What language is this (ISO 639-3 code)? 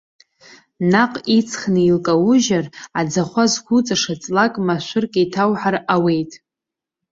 abk